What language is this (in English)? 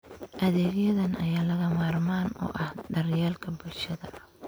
Somali